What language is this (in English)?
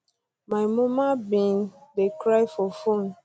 Nigerian Pidgin